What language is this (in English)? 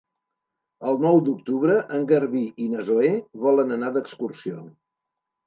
Catalan